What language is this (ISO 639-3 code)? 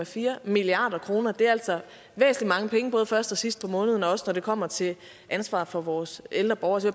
dan